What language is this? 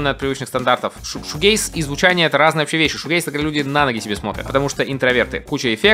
Russian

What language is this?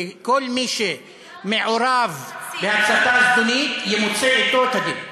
Hebrew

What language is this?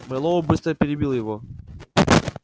Russian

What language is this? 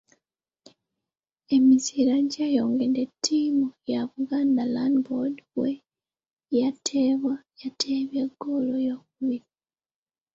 Ganda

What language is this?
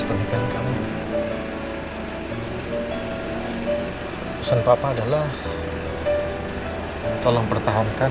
Indonesian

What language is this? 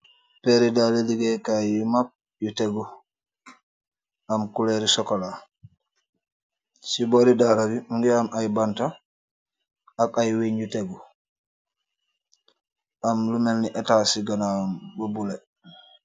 Wolof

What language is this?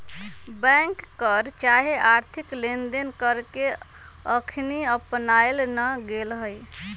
Magahi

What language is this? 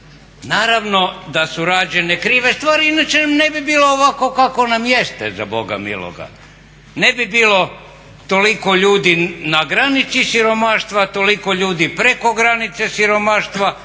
Croatian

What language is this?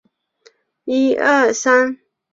Chinese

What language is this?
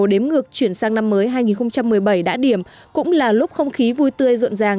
Vietnamese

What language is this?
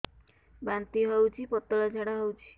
Odia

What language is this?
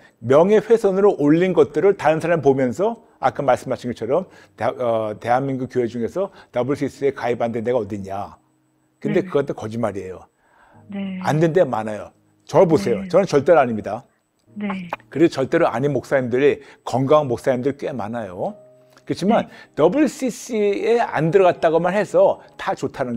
Korean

